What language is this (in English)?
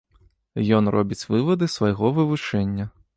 Belarusian